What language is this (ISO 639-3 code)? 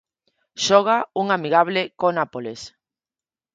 glg